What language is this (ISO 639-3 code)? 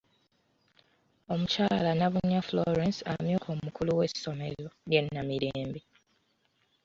lug